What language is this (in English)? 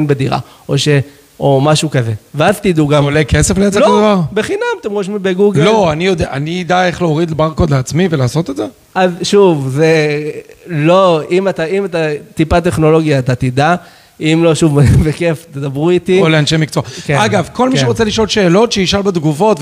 Hebrew